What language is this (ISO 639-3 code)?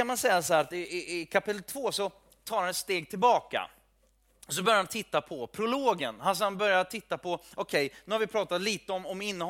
swe